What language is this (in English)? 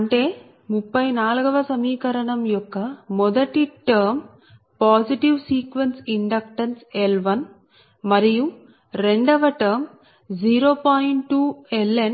Telugu